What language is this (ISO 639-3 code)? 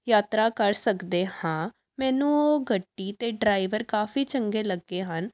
pan